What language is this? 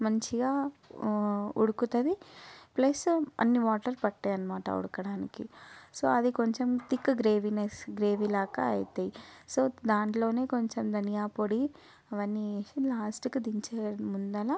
Telugu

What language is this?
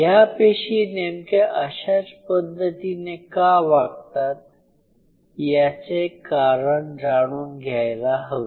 Marathi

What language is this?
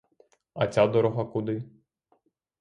Ukrainian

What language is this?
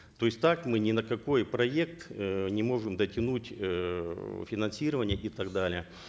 Kazakh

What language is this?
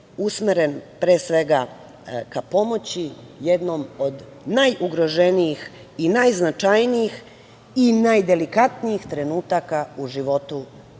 Serbian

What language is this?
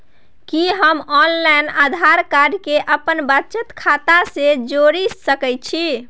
Maithili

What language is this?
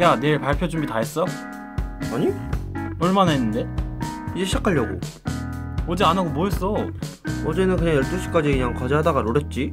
Korean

